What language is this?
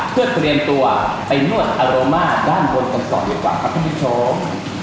Thai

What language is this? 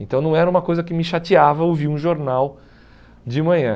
Portuguese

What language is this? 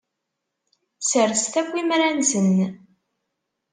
Kabyle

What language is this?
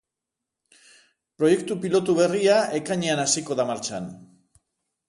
Basque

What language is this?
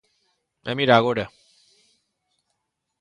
Galician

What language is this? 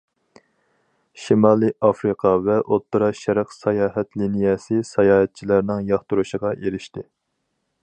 Uyghur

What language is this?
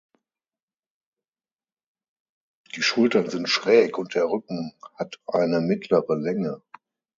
German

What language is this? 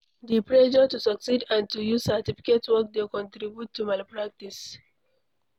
Nigerian Pidgin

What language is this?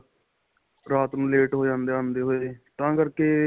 Punjabi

